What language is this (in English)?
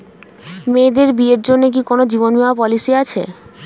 Bangla